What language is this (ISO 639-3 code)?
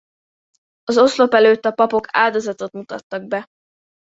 hun